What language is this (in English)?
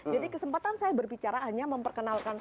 Indonesian